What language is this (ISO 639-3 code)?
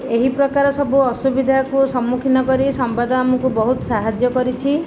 ori